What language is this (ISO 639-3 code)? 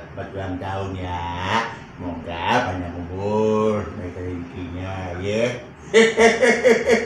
ind